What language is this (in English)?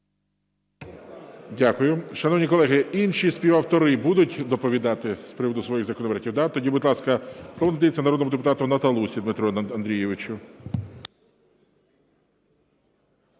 Ukrainian